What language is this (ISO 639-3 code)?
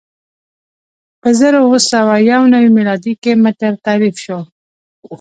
pus